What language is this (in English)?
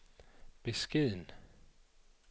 Danish